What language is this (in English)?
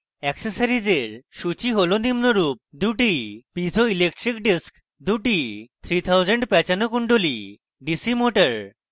Bangla